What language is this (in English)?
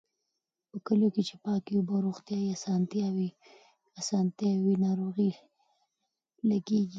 Pashto